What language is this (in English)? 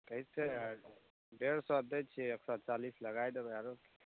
Maithili